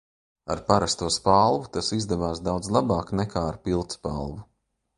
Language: Latvian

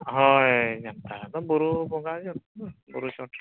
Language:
Santali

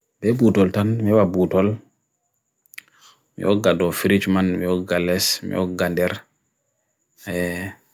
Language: Bagirmi Fulfulde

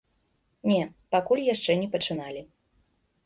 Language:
Belarusian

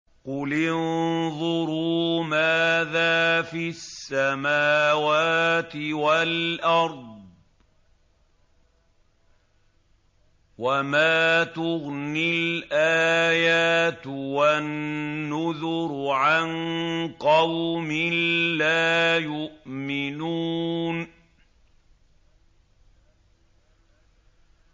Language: Arabic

